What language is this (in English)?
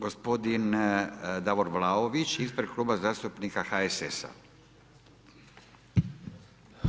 Croatian